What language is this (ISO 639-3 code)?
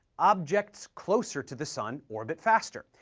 eng